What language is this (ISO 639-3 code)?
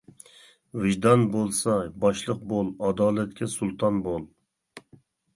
uig